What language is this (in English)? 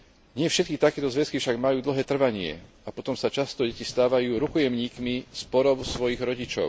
Slovak